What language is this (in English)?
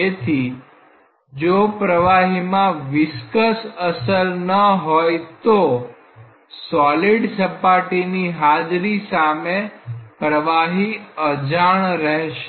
Gujarati